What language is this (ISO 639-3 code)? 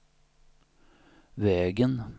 swe